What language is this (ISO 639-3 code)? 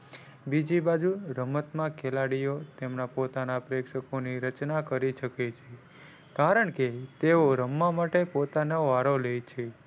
guj